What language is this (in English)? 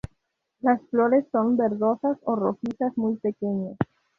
Spanish